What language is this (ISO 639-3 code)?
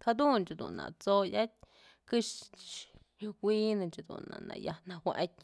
mzl